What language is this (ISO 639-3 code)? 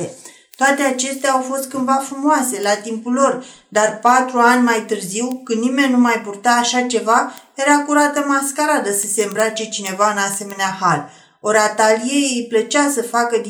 ron